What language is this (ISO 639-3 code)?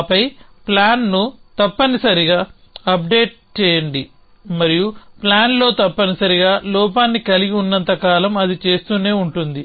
tel